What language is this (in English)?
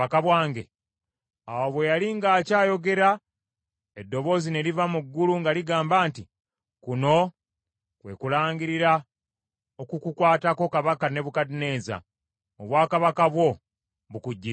Ganda